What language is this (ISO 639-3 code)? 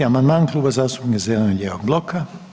hrv